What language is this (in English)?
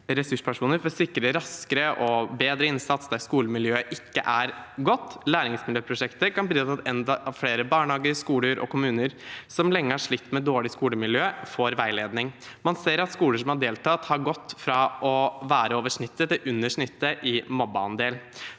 Norwegian